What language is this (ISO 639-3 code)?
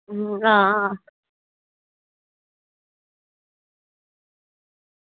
doi